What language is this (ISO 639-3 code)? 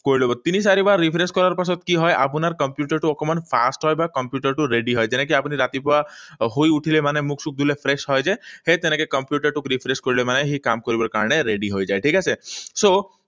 asm